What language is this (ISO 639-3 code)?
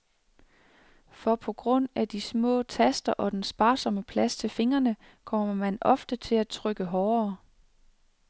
dan